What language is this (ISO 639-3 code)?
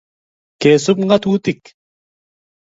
kln